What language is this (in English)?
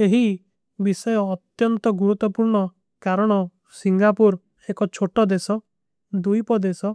Kui (India)